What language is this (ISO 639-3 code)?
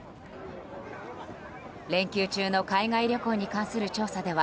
jpn